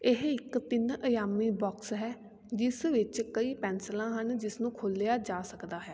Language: Punjabi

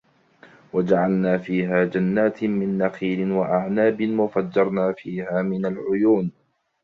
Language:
Arabic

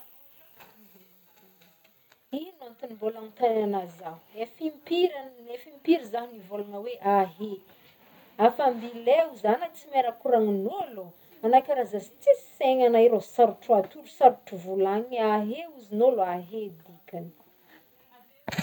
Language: Northern Betsimisaraka Malagasy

